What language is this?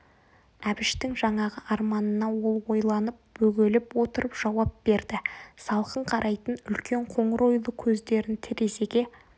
Kazakh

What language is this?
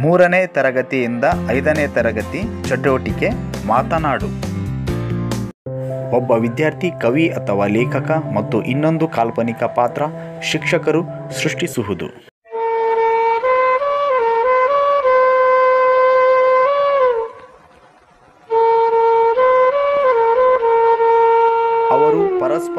Romanian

